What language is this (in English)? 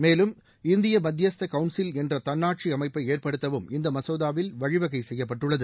Tamil